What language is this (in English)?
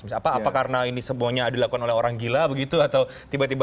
Indonesian